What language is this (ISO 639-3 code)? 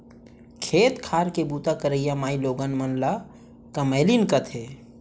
hne